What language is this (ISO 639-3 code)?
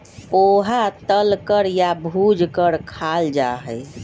mag